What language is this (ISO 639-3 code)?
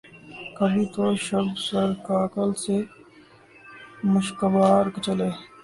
urd